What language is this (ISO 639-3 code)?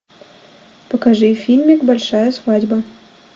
rus